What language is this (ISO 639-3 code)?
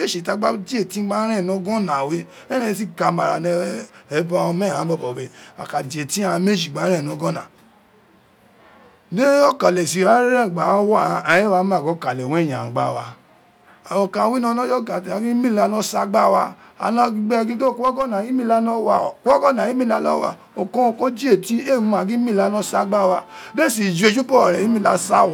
its